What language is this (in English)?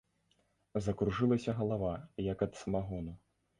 Belarusian